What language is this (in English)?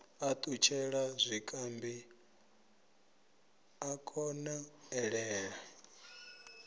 Venda